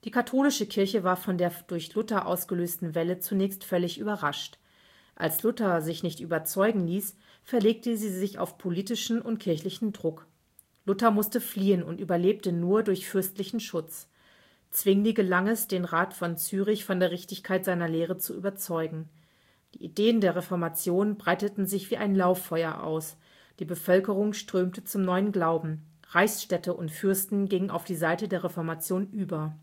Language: German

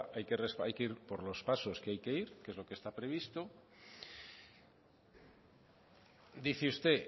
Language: Spanish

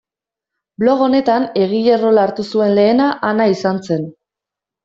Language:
Basque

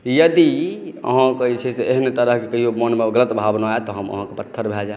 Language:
Maithili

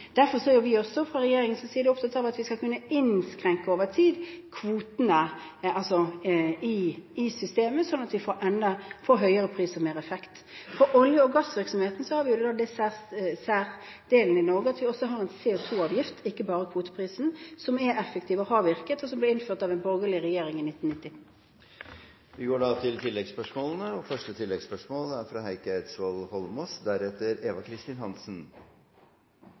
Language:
Norwegian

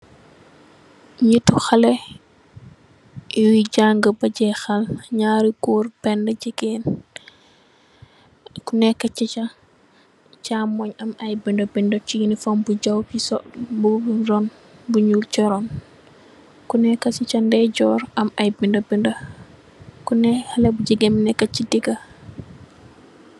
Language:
Wolof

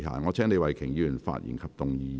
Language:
Cantonese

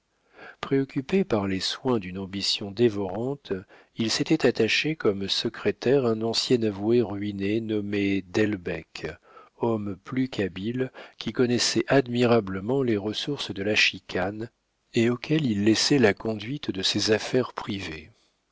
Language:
French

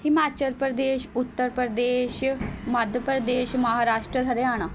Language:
Punjabi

